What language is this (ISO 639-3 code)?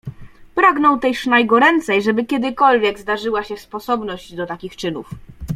pol